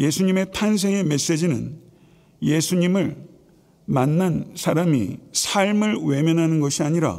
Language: Korean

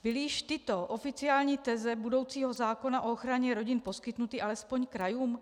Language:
Czech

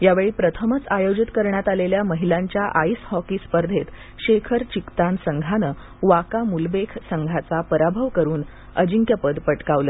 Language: Marathi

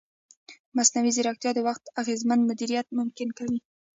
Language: Pashto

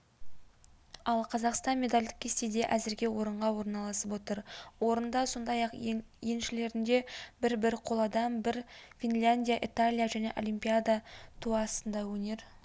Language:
Kazakh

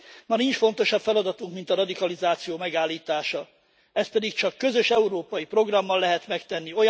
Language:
Hungarian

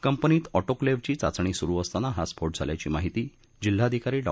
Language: Marathi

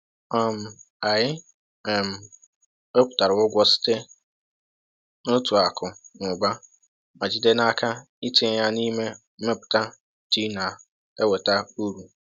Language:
Igbo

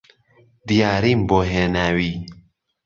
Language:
Central Kurdish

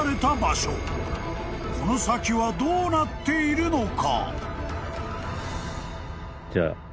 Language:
Japanese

